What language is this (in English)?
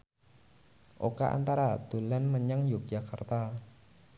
Javanese